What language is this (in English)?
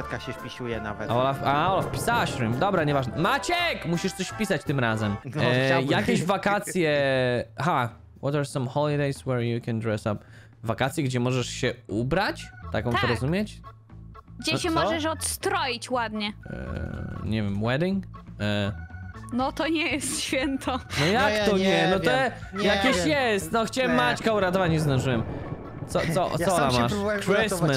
Polish